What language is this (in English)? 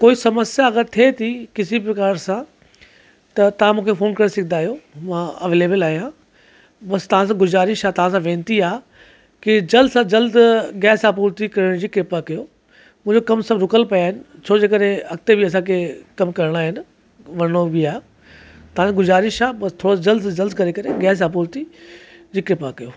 Sindhi